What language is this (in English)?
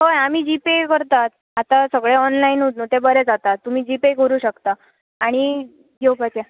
Konkani